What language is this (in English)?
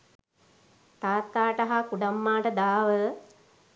Sinhala